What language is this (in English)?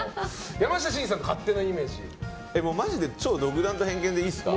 Japanese